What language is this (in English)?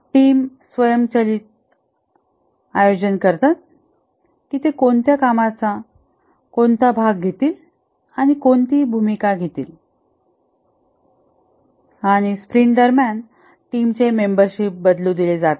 Marathi